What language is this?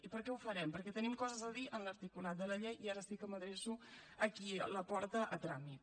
Catalan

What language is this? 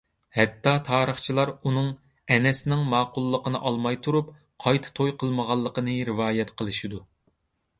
Uyghur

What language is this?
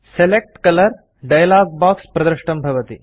Sanskrit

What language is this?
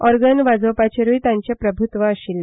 Konkani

